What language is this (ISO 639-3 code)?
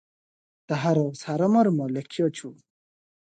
ori